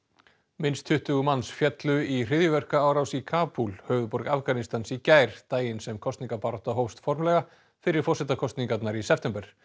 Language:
Icelandic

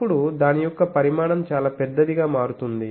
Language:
Telugu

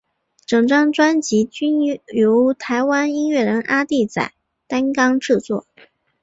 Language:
Chinese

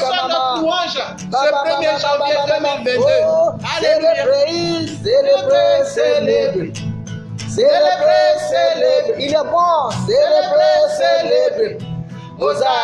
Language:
French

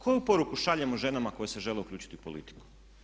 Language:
Croatian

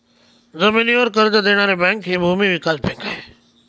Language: Marathi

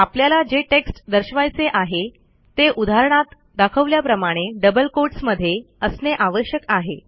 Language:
Marathi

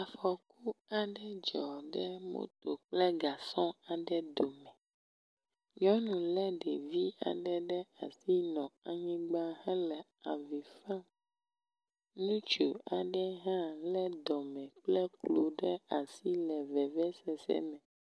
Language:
Ewe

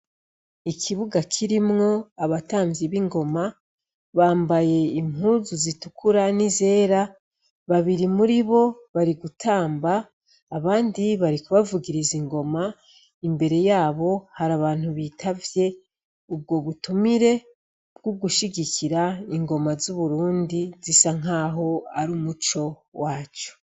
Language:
Rundi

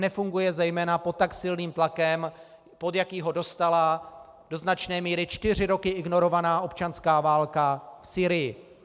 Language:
Czech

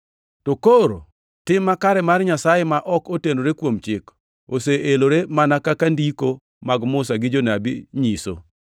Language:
Luo (Kenya and Tanzania)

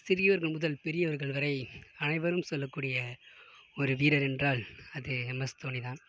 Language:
Tamil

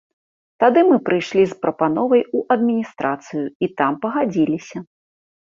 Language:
Belarusian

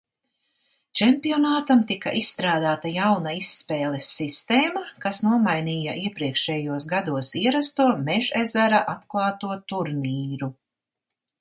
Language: Latvian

